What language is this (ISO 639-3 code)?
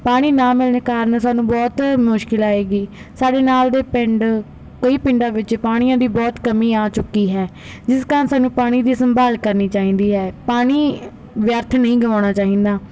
pan